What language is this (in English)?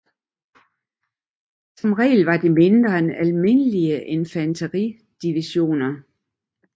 Danish